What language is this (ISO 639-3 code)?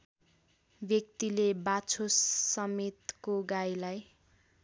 nep